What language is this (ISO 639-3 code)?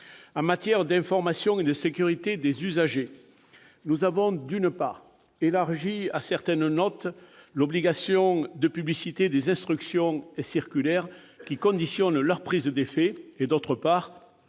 fra